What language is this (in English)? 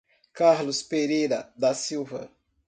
Portuguese